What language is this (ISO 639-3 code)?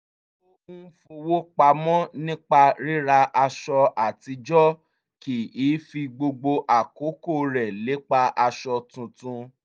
yor